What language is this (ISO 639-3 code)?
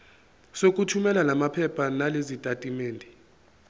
zul